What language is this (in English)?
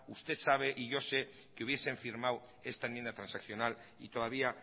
Spanish